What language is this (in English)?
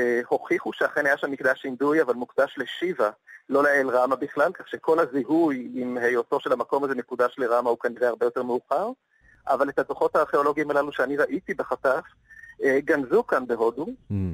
Hebrew